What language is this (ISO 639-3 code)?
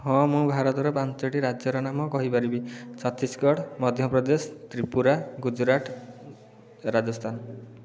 ori